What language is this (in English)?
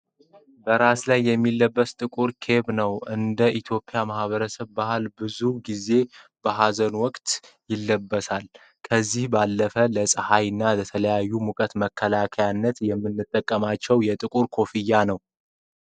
Amharic